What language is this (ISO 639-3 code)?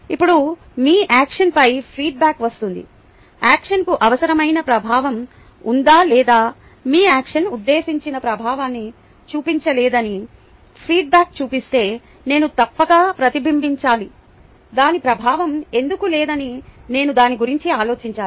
tel